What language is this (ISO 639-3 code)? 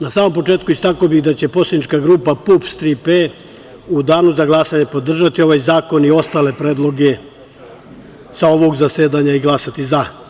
srp